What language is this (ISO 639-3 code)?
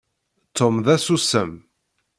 kab